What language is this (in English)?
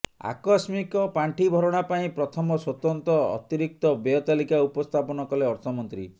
Odia